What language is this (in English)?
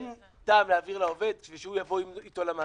Hebrew